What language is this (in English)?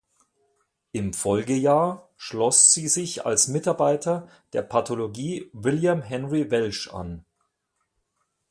German